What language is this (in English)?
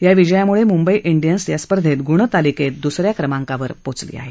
Marathi